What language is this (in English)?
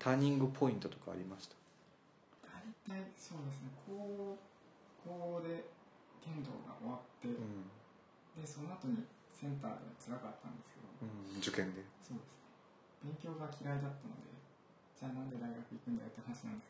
Japanese